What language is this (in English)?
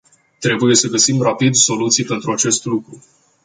Romanian